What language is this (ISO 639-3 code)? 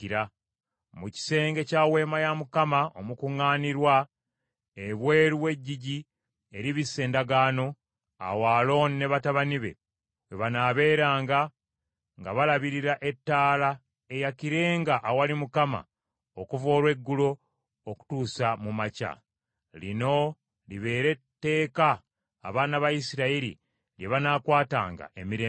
lug